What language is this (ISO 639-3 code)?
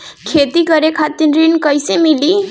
bho